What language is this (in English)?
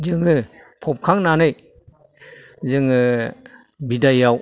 Bodo